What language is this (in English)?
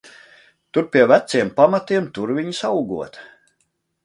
Latvian